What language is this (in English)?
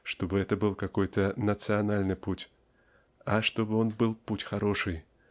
Russian